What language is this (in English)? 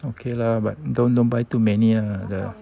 English